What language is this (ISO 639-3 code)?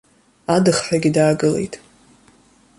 abk